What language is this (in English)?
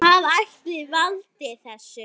Icelandic